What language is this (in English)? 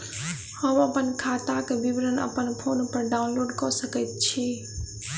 Maithili